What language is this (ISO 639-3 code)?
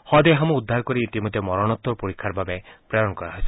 asm